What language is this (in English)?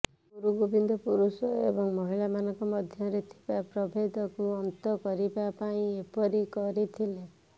Odia